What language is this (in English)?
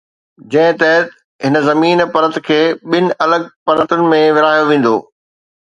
Sindhi